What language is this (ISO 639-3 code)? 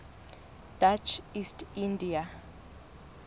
sot